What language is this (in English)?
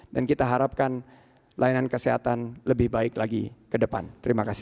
Indonesian